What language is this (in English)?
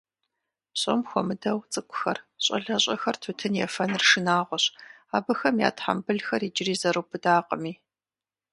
Kabardian